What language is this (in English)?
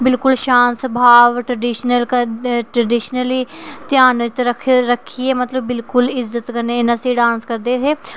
Dogri